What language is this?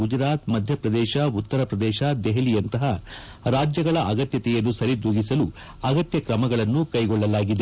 Kannada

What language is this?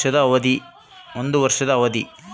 Kannada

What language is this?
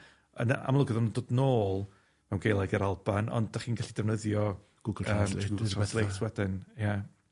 Welsh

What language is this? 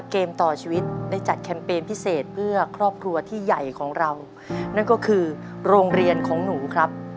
Thai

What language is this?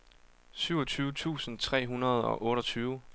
Danish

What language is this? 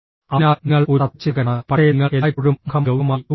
Malayalam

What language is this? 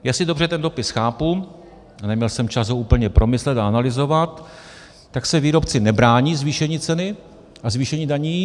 Czech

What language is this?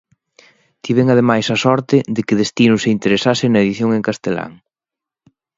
Galician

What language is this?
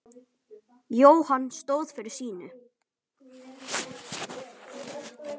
Icelandic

